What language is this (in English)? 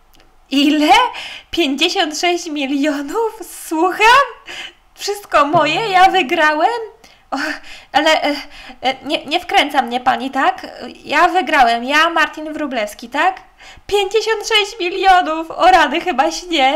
Polish